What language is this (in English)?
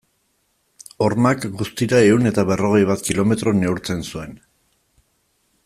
Basque